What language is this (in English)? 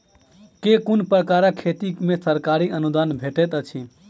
Maithili